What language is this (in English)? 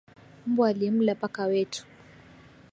Swahili